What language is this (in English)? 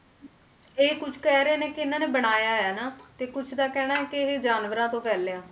Punjabi